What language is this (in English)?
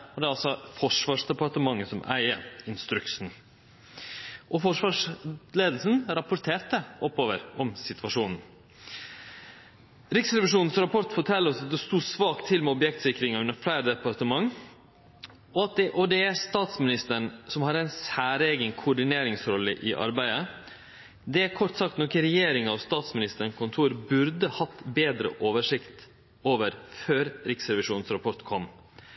Norwegian Nynorsk